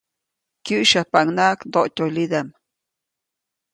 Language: Copainalá Zoque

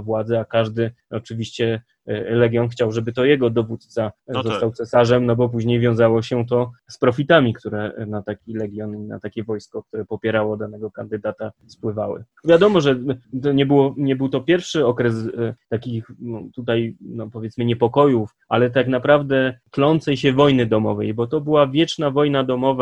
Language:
Polish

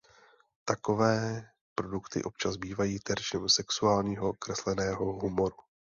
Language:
Czech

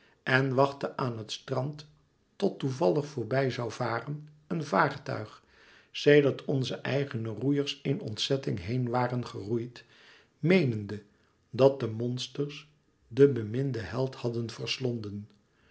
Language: Dutch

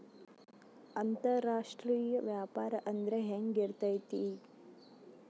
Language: Kannada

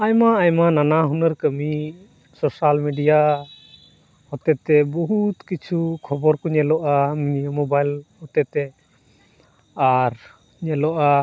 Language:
Santali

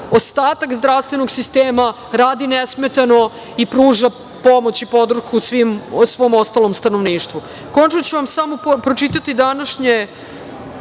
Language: Serbian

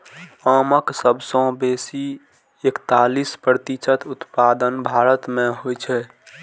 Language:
Maithili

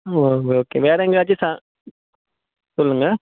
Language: Tamil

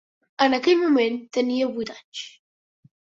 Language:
Catalan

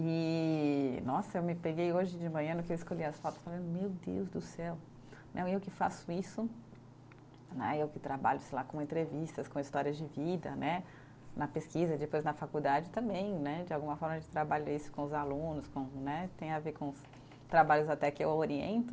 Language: Portuguese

